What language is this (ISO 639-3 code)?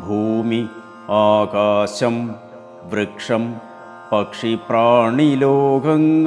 mal